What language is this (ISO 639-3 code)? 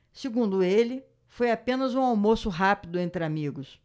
por